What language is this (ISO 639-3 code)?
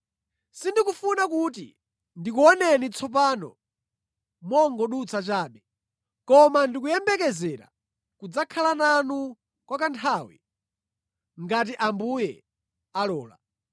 nya